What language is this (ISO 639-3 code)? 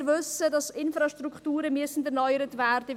gsw